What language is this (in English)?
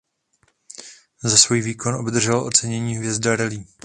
Czech